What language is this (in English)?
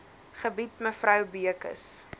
Afrikaans